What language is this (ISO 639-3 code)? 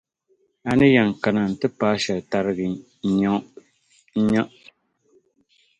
dag